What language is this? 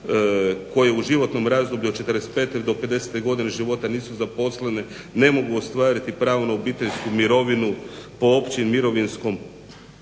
Croatian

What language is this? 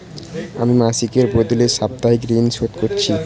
Bangla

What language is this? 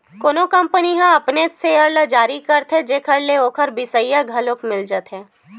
Chhattisgarhi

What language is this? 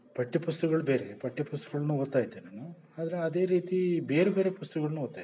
Kannada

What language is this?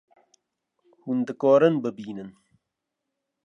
Kurdish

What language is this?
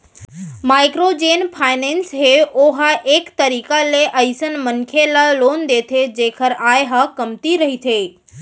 Chhattisgarhi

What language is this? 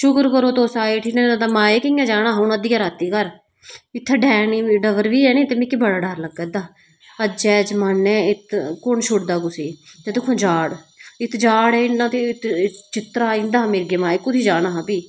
Dogri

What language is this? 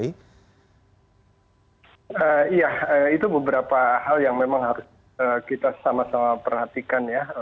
Indonesian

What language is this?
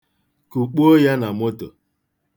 Igbo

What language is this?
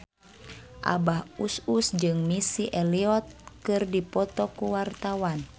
Sundanese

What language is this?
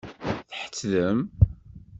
Kabyle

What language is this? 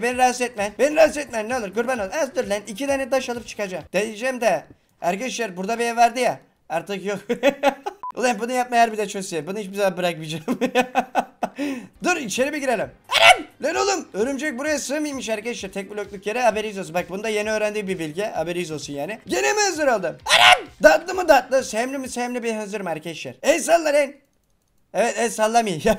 Turkish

